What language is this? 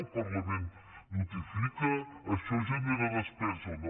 Catalan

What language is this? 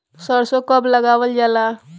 Bhojpuri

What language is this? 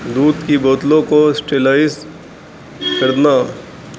Urdu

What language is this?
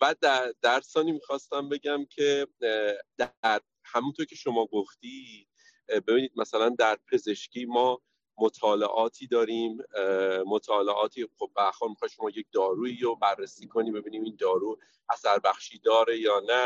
Persian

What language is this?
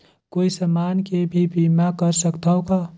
Chhattisgarhi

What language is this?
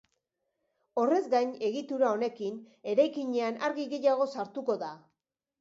Basque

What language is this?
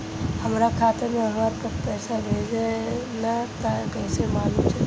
Bhojpuri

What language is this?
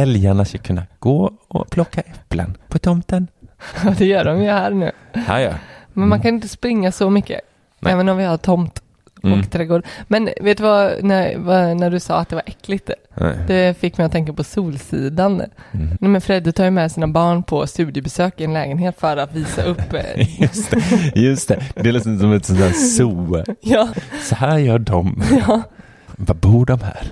Swedish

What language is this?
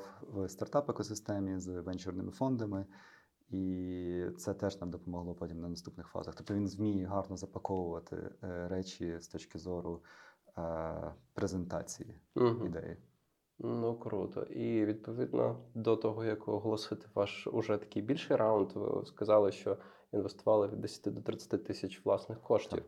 Ukrainian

